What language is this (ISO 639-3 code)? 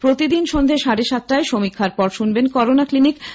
ben